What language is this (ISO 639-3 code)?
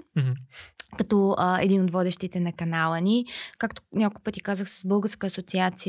bul